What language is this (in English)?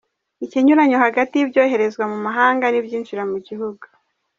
Kinyarwanda